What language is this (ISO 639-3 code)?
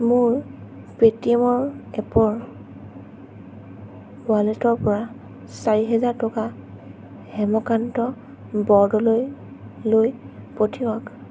asm